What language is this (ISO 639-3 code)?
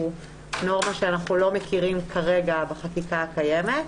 heb